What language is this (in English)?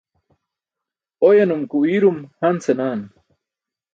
Burushaski